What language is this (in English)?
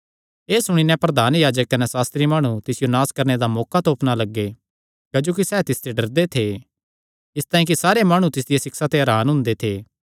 Kangri